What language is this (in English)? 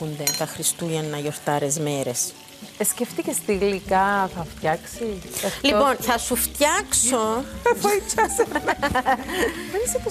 Greek